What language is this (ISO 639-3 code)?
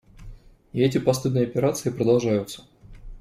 rus